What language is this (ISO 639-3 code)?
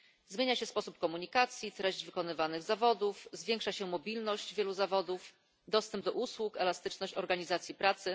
pol